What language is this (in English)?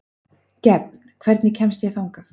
Icelandic